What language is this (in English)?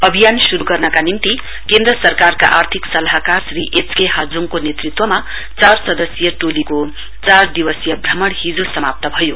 Nepali